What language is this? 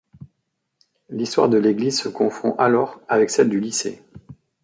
French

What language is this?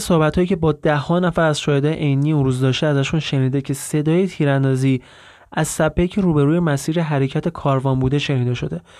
Persian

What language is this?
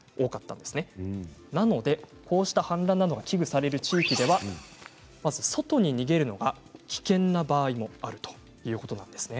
Japanese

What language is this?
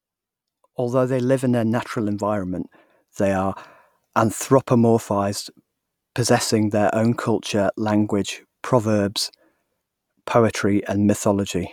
English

